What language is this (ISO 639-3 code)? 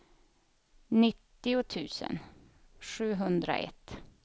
swe